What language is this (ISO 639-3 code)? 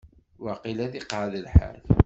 kab